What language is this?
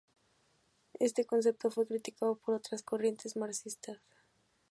Spanish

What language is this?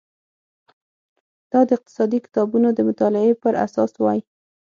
Pashto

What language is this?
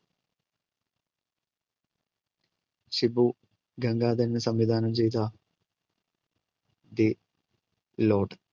Malayalam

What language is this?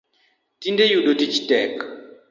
Luo (Kenya and Tanzania)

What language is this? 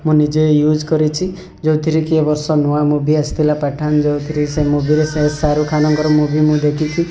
Odia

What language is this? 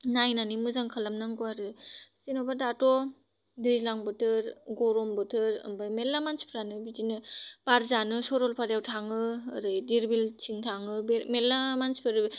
Bodo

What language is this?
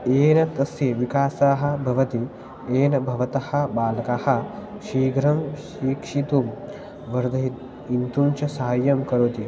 Sanskrit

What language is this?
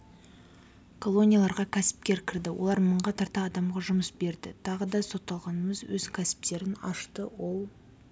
Kazakh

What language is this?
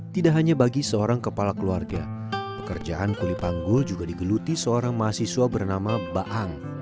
Indonesian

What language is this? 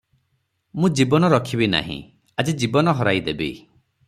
Odia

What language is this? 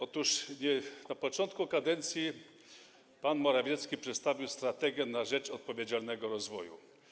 Polish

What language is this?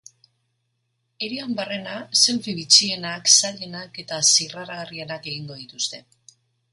Basque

